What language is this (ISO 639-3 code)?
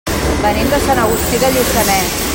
cat